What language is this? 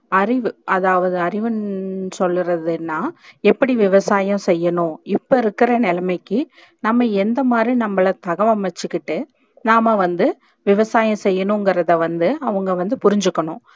Tamil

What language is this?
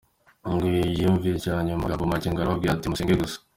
Kinyarwanda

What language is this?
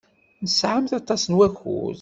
Kabyle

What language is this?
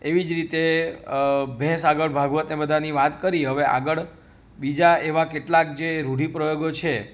Gujarati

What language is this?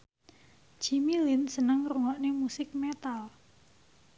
Javanese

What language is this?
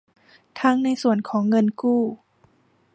Thai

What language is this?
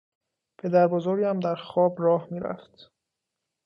Persian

